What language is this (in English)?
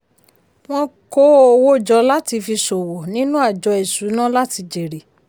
Yoruba